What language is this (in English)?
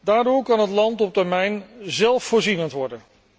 Dutch